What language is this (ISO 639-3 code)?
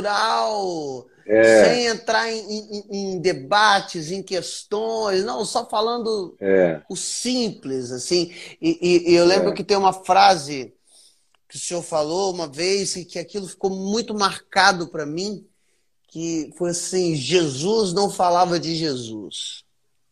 por